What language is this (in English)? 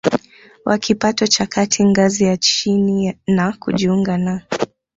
Swahili